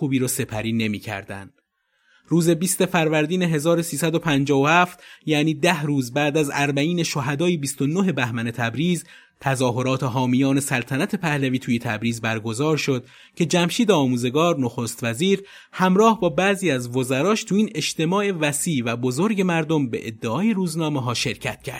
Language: Persian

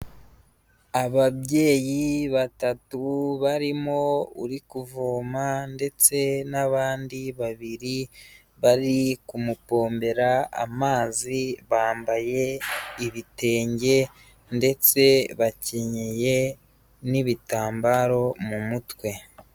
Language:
Kinyarwanda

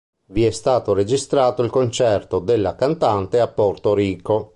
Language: Italian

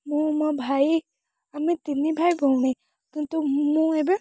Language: Odia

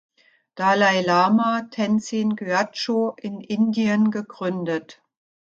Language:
German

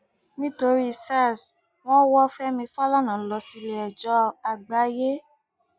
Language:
Yoruba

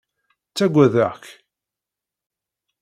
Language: Kabyle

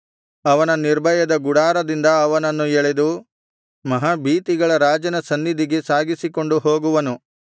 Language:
Kannada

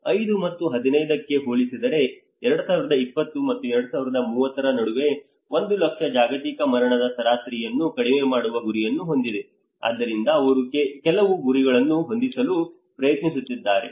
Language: Kannada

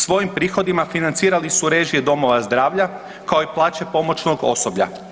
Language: Croatian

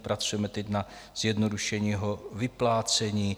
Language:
Czech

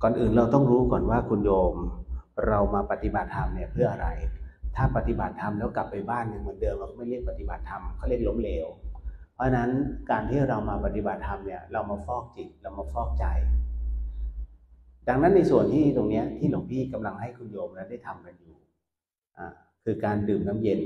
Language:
Thai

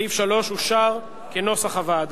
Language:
Hebrew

